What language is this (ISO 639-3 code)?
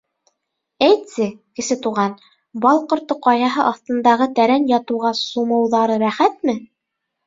bak